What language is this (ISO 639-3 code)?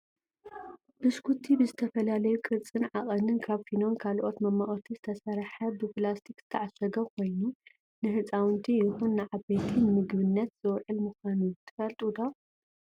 tir